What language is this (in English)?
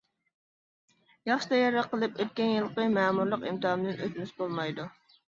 Uyghur